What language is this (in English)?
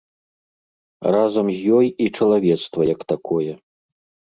Belarusian